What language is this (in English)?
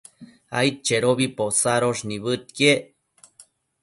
Matsés